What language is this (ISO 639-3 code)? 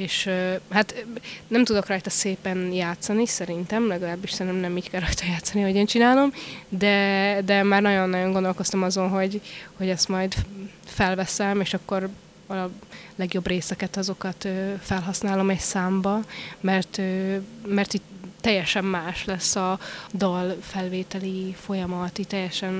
hun